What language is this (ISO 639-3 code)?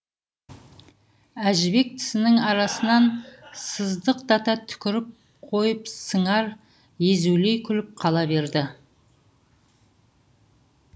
kaz